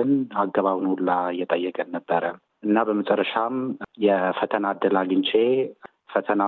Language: Amharic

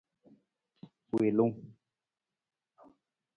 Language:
Nawdm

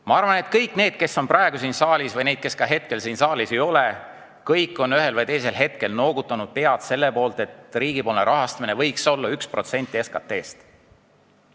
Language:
Estonian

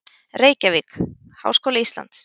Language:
Icelandic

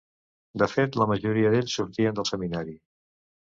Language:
Catalan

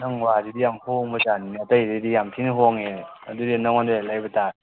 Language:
Manipuri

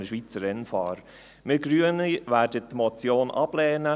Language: Swiss German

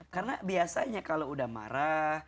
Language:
Indonesian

